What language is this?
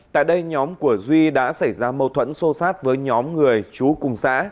Vietnamese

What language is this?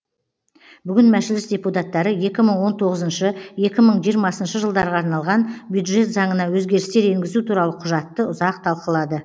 Kazakh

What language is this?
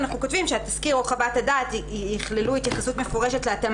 Hebrew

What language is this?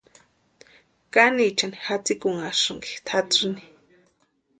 Western Highland Purepecha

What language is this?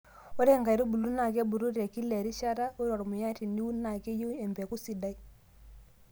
Masai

